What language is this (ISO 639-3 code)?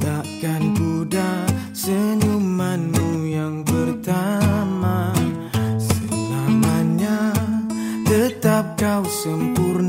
msa